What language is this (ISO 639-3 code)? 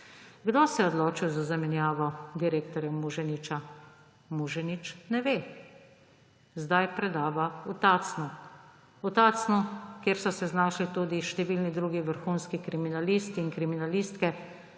slv